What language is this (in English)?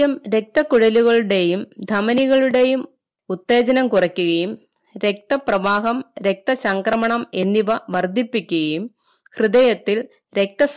Malayalam